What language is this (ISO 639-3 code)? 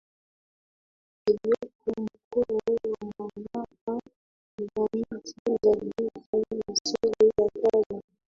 swa